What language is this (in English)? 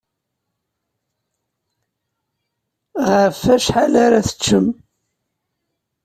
Kabyle